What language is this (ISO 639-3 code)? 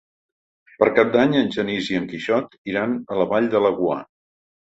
cat